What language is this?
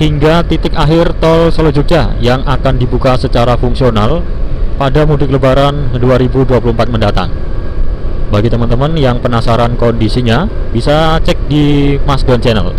Indonesian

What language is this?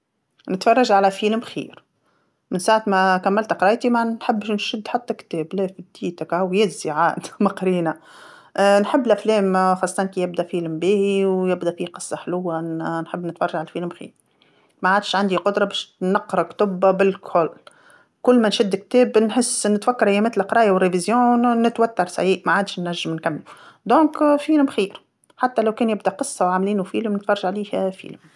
Tunisian Arabic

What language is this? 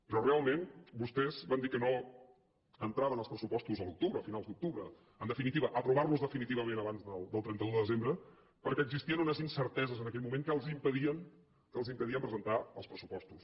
Catalan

